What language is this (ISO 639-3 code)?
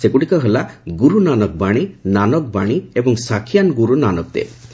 ori